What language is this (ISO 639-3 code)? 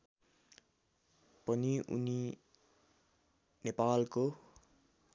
nep